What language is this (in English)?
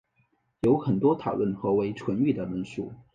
Chinese